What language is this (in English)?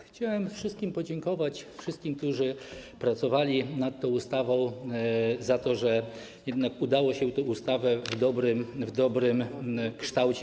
Polish